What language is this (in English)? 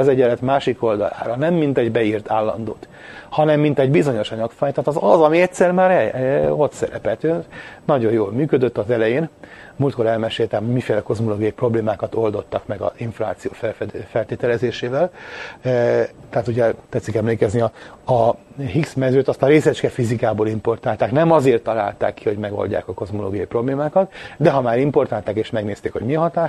Hungarian